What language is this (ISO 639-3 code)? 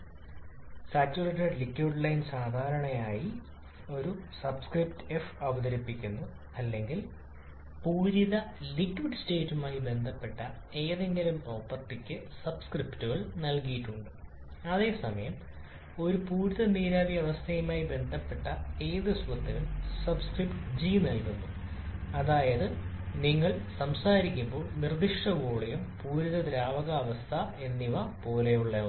mal